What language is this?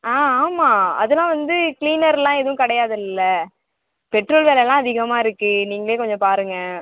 Tamil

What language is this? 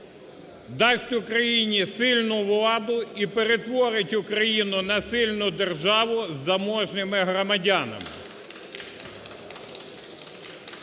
Ukrainian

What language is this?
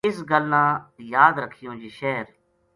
Gujari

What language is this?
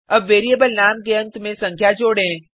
Hindi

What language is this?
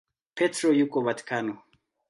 Swahili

